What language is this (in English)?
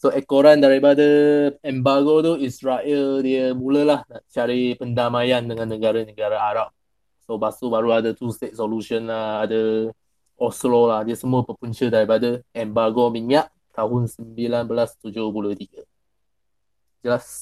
Malay